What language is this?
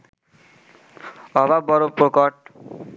Bangla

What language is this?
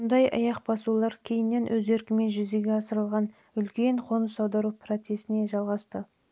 Kazakh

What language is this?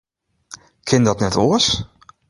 Western Frisian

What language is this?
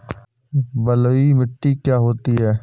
Hindi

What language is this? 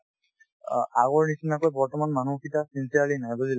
Assamese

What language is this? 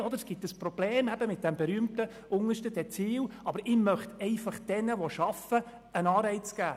Swiss German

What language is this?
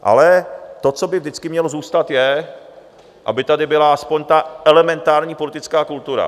Czech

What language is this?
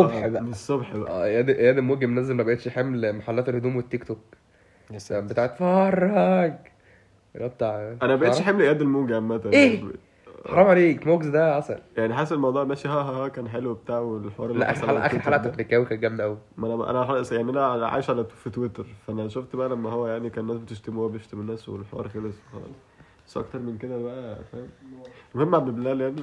Arabic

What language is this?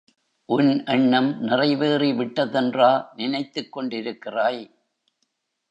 Tamil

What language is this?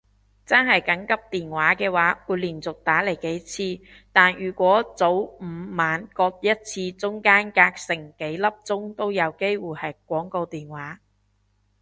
Cantonese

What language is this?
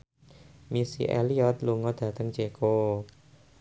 Javanese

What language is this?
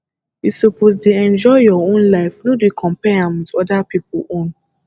Nigerian Pidgin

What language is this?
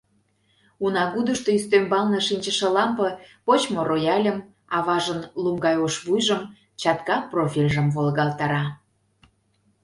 Mari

